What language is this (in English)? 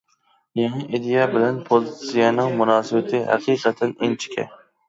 Uyghur